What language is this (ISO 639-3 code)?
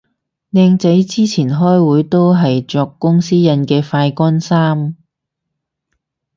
yue